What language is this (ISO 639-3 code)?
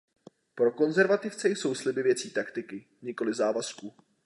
ces